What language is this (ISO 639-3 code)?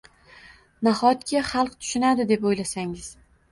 uzb